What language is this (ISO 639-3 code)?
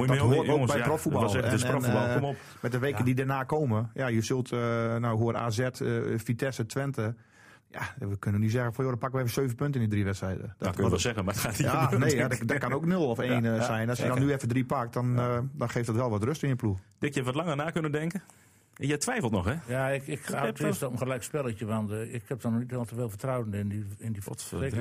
nld